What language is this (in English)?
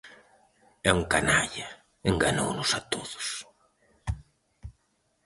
Galician